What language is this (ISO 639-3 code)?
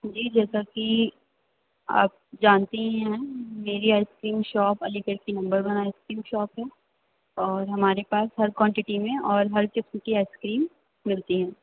urd